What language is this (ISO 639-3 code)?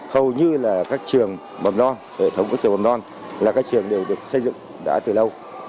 vie